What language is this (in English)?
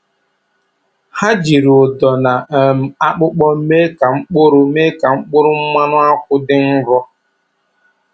Igbo